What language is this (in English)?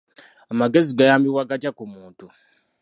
Ganda